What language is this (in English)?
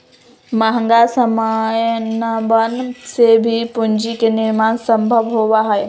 Magahi